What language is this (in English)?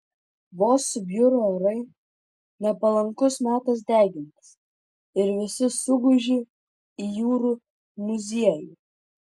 Lithuanian